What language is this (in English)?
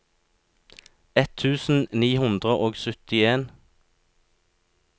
Norwegian